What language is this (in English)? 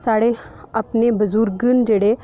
Dogri